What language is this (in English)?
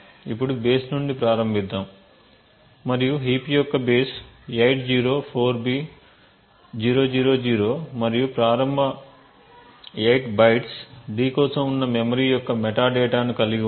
Telugu